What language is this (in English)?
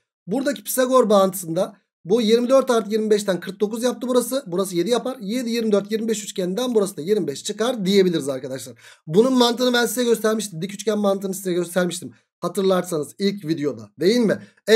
Turkish